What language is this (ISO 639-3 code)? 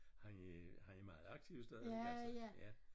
dan